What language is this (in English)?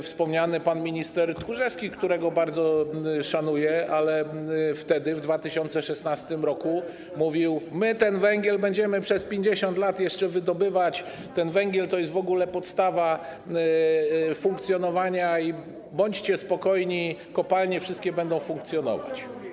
Polish